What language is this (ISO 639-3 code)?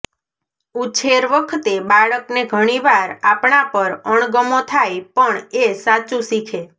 guj